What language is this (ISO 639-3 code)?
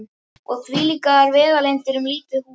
isl